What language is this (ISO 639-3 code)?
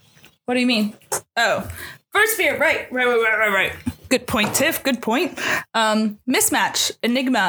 eng